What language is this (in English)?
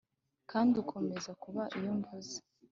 Kinyarwanda